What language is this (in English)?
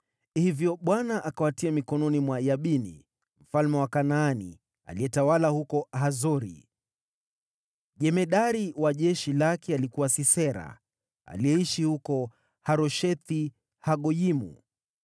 Swahili